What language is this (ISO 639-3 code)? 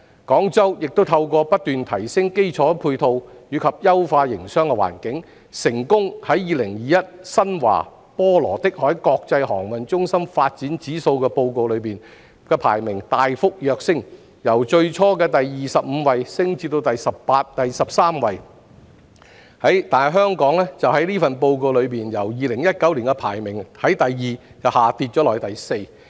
yue